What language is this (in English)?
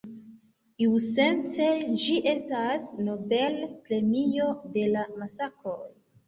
Esperanto